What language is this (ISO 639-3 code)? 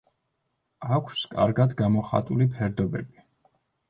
kat